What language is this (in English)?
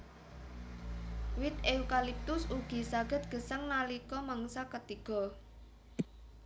Javanese